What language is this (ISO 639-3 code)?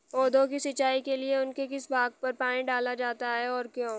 hin